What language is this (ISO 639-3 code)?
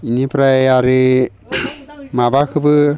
brx